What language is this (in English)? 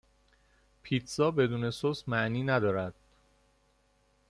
Persian